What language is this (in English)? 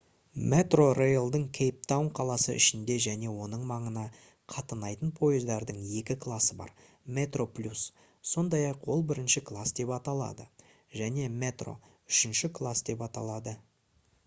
Kazakh